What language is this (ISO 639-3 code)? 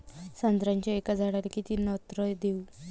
mar